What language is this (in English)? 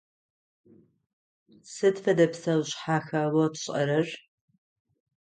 Adyghe